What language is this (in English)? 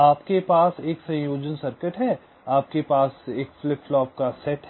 Hindi